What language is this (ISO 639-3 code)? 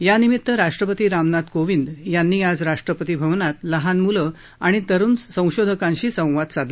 mar